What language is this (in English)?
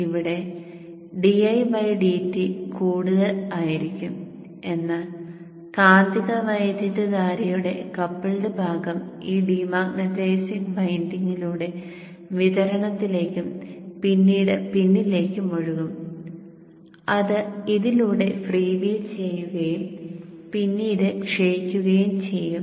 Malayalam